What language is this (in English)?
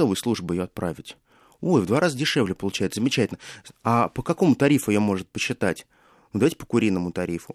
Russian